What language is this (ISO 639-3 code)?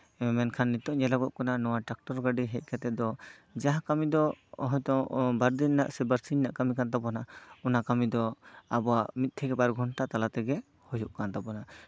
sat